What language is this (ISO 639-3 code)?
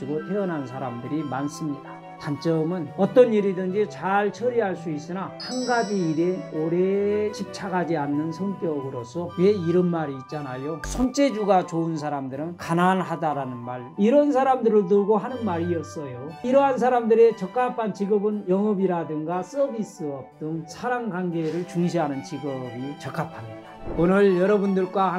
kor